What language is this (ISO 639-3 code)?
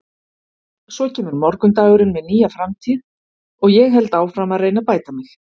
isl